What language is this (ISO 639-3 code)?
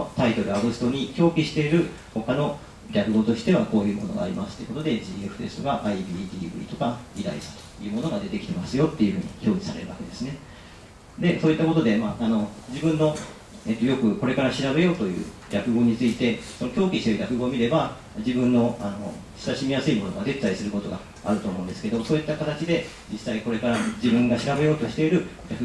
jpn